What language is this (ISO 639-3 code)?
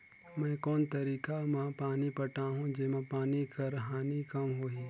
hne